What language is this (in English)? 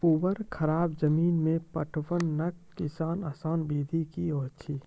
Maithili